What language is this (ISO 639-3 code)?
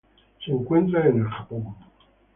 spa